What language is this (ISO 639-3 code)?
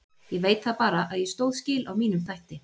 isl